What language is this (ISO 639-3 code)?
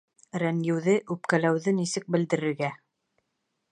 bak